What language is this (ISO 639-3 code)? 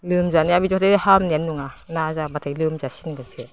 brx